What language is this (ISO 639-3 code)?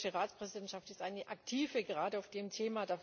deu